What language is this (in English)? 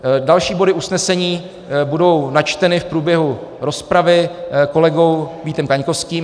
Czech